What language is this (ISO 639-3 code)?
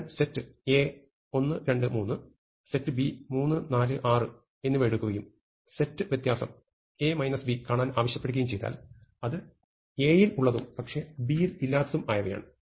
mal